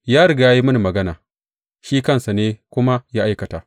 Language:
Hausa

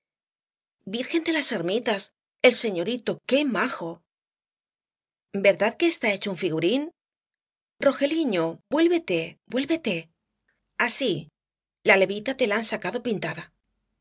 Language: Spanish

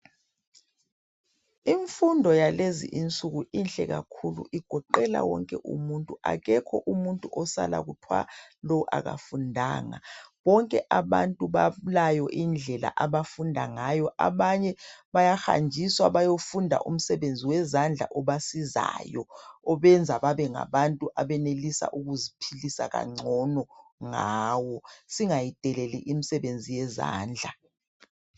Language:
North Ndebele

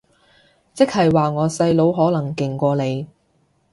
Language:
Cantonese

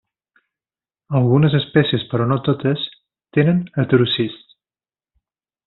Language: Catalan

